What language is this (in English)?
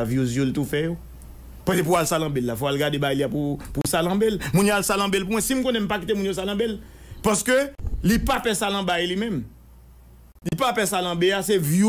French